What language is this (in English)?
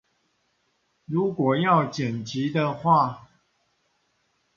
Chinese